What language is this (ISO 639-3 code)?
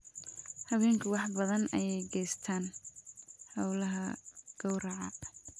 som